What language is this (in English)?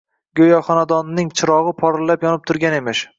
Uzbek